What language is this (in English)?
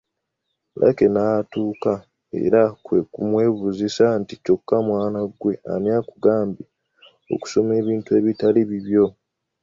Ganda